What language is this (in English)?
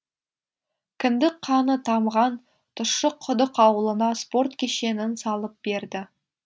Kazakh